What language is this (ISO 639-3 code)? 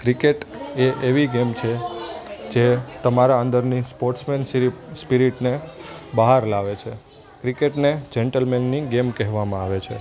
guj